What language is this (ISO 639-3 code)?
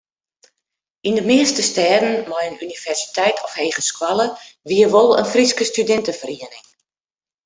fry